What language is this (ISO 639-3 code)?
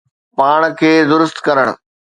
snd